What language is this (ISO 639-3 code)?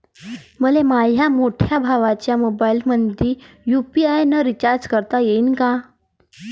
mar